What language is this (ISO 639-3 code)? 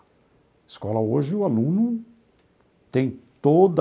por